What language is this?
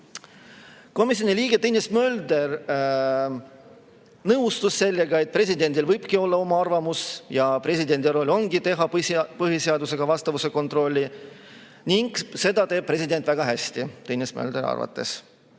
Estonian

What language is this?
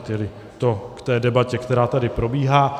Czech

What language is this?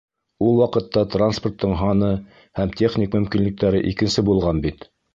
Bashkir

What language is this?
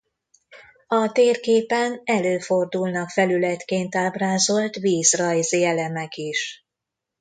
Hungarian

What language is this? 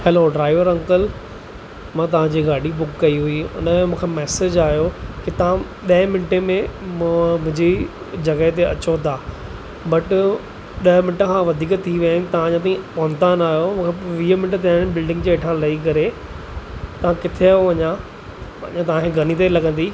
Sindhi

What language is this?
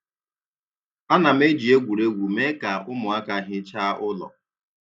Igbo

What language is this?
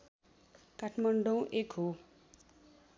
Nepali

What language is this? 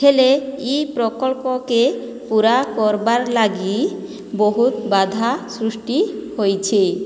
Odia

